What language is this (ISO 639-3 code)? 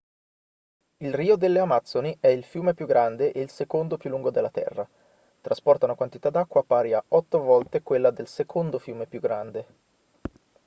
ita